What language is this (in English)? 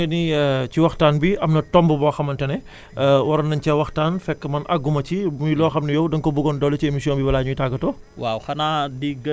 Wolof